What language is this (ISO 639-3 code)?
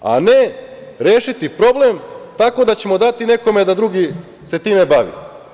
srp